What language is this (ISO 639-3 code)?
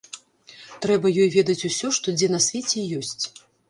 bel